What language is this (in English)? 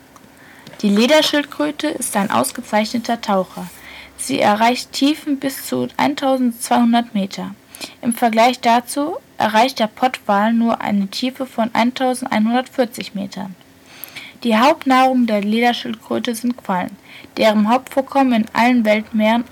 German